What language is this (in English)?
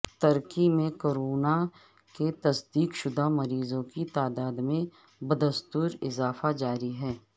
Urdu